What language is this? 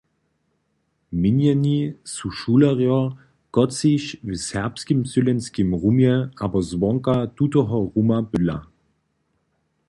Upper Sorbian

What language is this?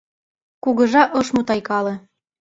Mari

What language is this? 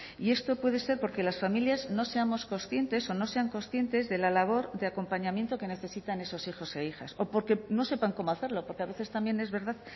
Spanish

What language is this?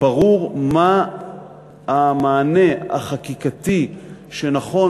Hebrew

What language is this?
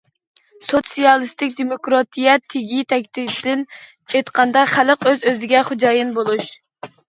Uyghur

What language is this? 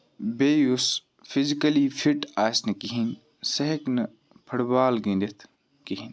Kashmiri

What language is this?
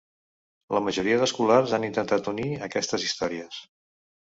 Catalan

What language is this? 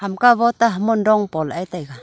Wancho Naga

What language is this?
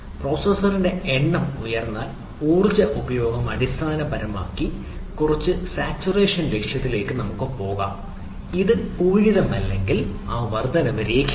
Malayalam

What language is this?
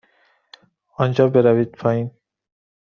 Persian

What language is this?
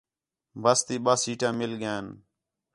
Khetrani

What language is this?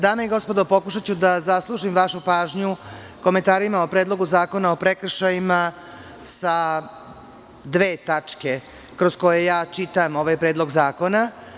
Serbian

